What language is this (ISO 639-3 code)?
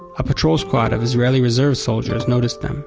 eng